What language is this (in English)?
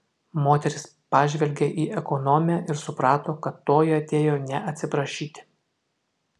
Lithuanian